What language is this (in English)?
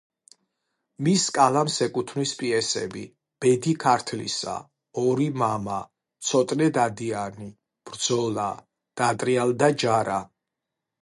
Georgian